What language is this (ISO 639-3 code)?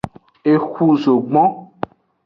ajg